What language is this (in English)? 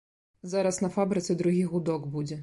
Belarusian